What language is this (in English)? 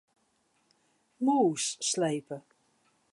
Western Frisian